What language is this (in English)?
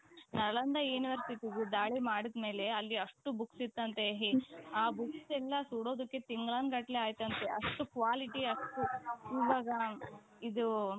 Kannada